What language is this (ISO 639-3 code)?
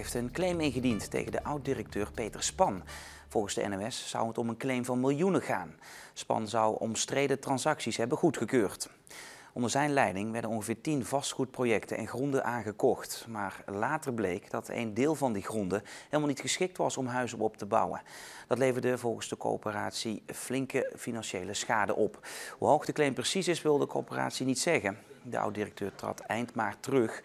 nld